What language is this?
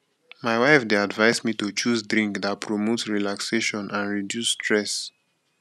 Nigerian Pidgin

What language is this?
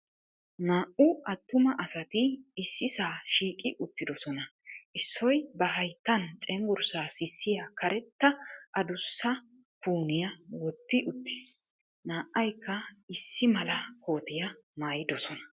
Wolaytta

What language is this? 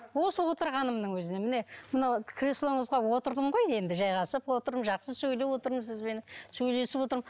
Kazakh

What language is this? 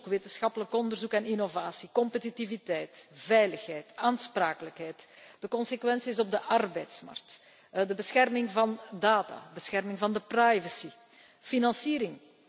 Dutch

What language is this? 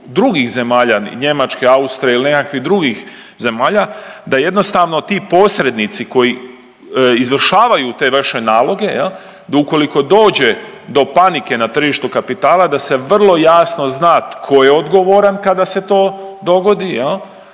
Croatian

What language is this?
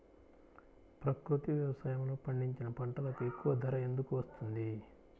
Telugu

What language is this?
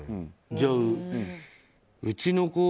Japanese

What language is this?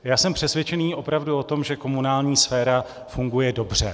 Czech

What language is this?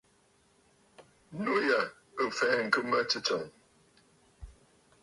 Bafut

